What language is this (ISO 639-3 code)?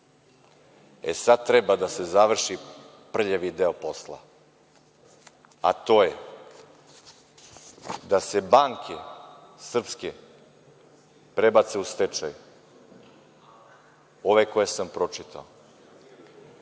srp